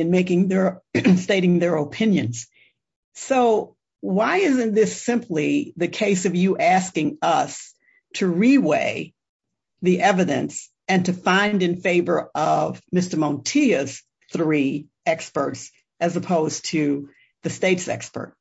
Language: English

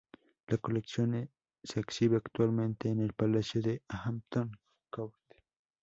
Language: Spanish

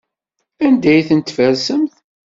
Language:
Kabyle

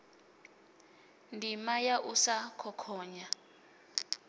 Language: Venda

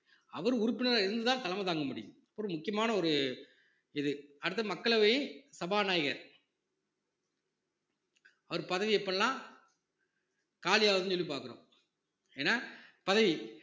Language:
Tamil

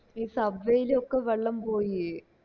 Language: Malayalam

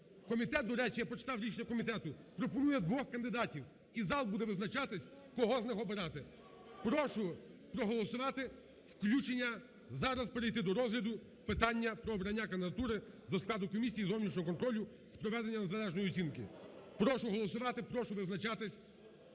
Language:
Ukrainian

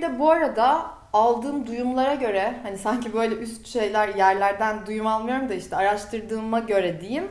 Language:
Turkish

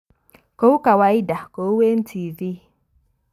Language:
Kalenjin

